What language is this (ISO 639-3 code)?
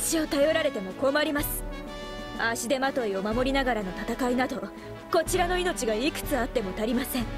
jpn